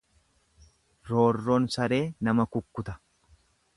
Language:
Oromo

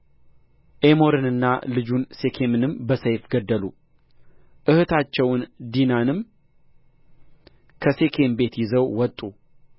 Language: Amharic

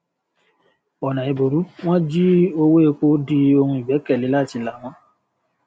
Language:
Yoruba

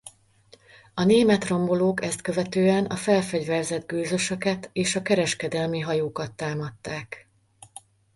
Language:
Hungarian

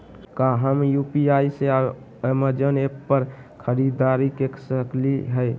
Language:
Magahi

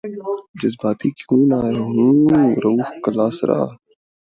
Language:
Urdu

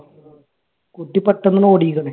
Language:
Malayalam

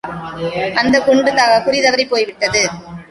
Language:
Tamil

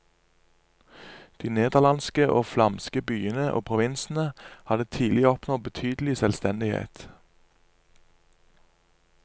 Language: Norwegian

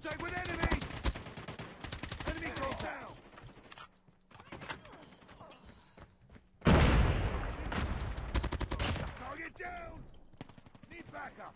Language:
English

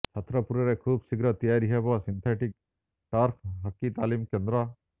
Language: Odia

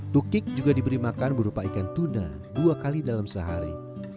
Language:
Indonesian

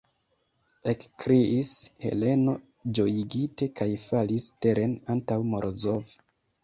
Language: Esperanto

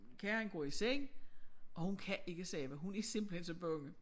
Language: Danish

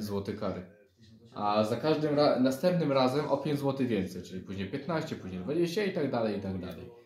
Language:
Polish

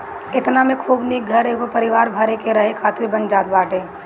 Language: Bhojpuri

